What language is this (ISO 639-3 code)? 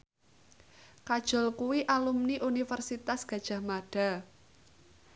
jav